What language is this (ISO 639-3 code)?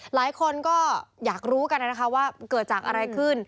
tha